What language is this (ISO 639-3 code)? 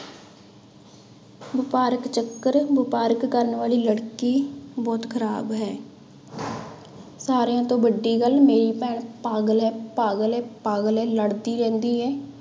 pan